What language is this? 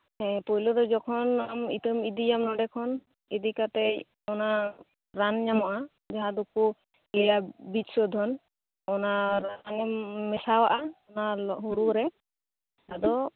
Santali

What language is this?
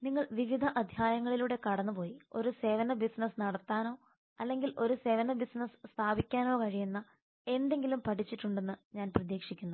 Malayalam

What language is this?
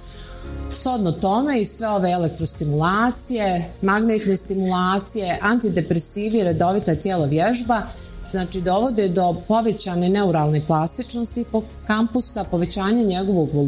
Croatian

